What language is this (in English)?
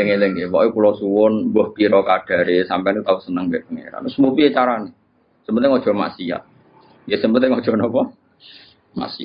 Indonesian